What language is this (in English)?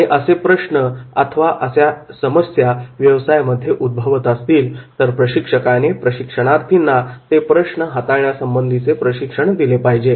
Marathi